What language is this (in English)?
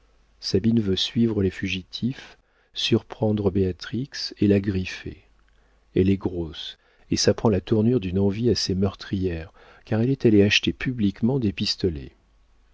French